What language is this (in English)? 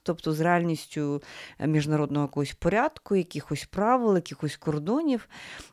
Ukrainian